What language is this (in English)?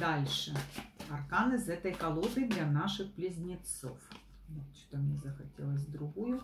Russian